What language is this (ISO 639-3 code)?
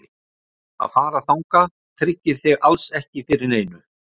isl